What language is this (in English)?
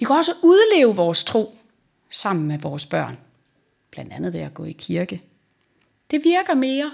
Danish